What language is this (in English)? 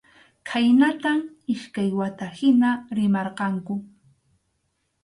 Arequipa-La Unión Quechua